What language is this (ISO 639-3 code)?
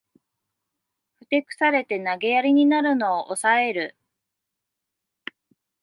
jpn